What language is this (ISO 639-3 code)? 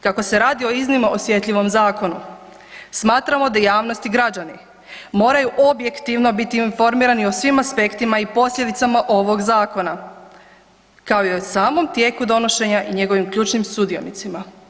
hrv